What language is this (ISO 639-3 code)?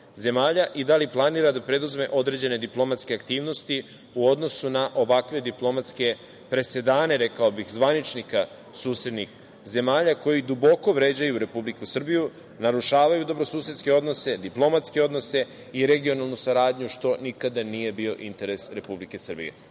srp